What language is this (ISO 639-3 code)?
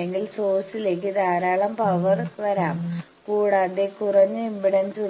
mal